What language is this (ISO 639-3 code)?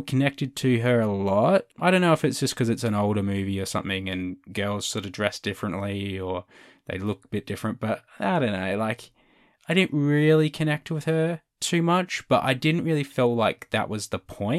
eng